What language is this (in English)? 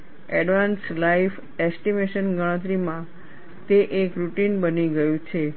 Gujarati